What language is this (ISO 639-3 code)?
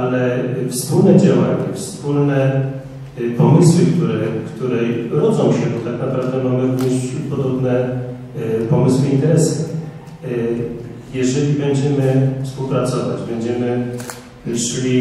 pol